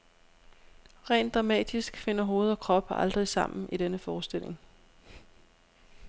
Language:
Danish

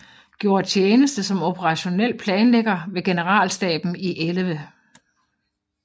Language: Danish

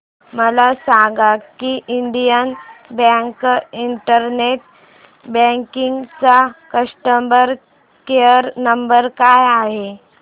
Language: Marathi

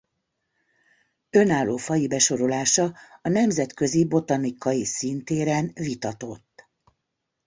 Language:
Hungarian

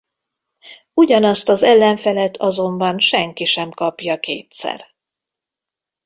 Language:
Hungarian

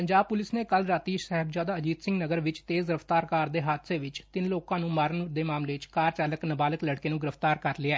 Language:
Punjabi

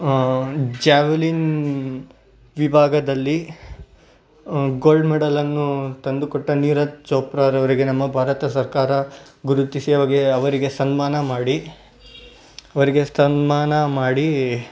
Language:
Kannada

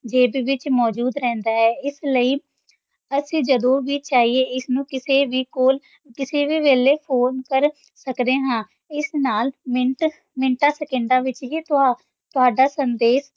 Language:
Punjabi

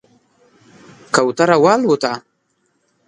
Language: Pashto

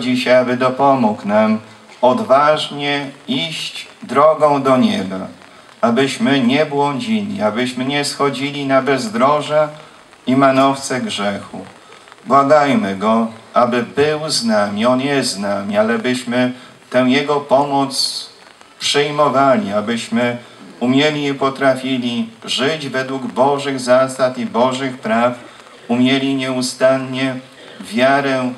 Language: Polish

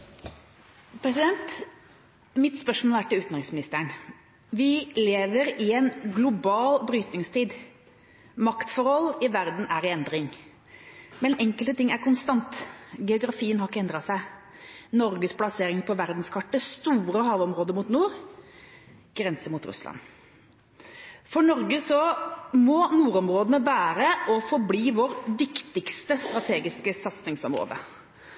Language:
Norwegian Bokmål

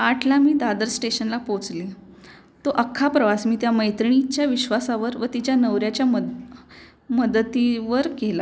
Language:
Marathi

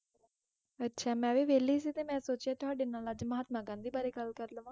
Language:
Punjabi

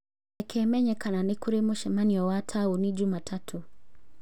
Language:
Kikuyu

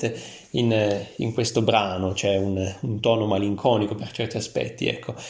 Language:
Italian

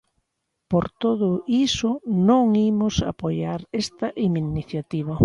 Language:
Galician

